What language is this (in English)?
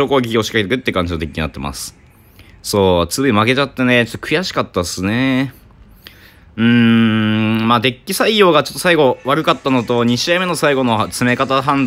Japanese